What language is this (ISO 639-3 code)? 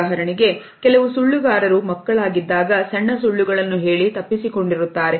kan